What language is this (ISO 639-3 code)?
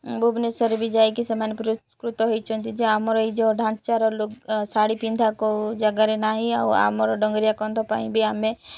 ori